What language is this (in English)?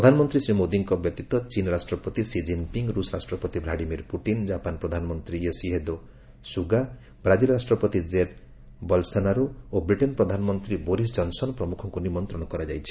Odia